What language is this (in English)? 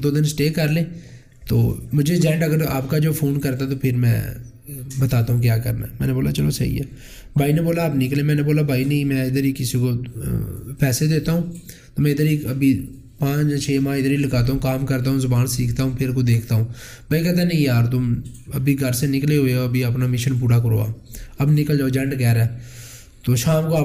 Urdu